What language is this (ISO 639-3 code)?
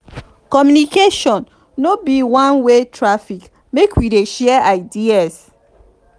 pcm